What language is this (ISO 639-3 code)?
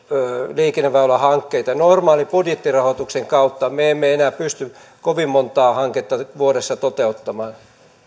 fin